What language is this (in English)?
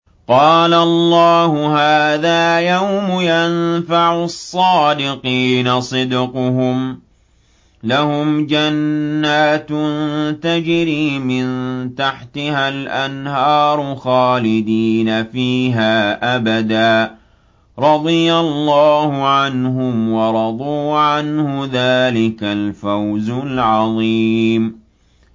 Arabic